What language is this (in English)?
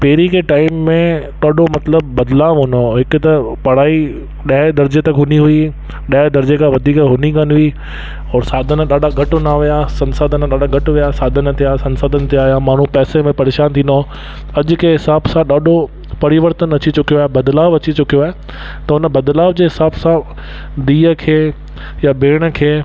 Sindhi